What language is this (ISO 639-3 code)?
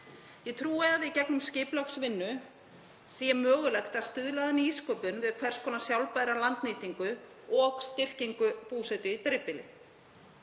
isl